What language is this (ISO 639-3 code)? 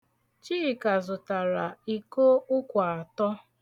ibo